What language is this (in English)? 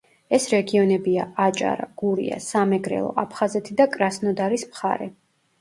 Georgian